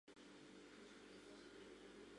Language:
Mari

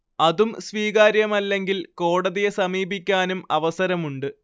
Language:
Malayalam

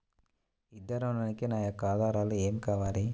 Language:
Telugu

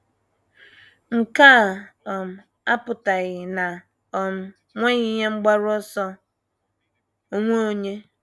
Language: Igbo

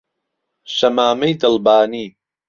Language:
Central Kurdish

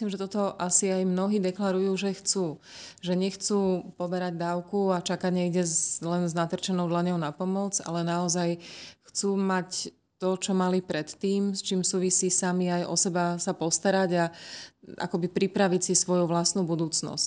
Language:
Slovak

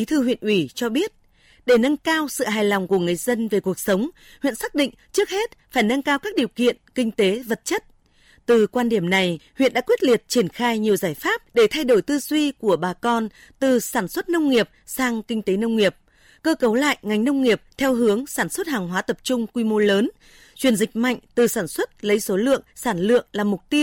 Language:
Vietnamese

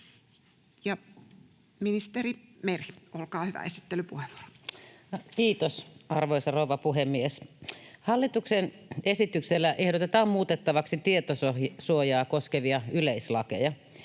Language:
Finnish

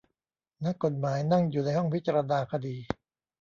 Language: Thai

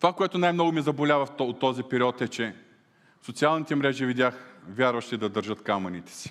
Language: Bulgarian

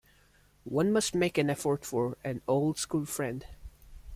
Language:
English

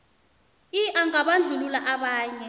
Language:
South Ndebele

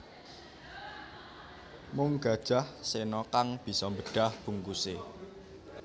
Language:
Javanese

